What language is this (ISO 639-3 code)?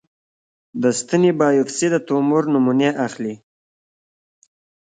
pus